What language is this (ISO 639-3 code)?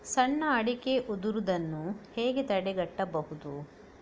kan